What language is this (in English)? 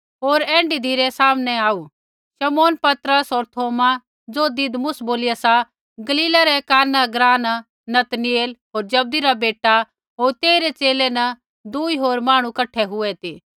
Kullu Pahari